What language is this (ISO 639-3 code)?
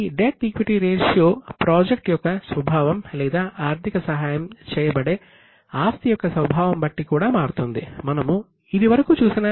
tel